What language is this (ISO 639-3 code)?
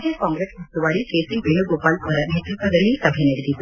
kan